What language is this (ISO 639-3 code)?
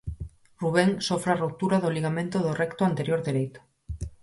glg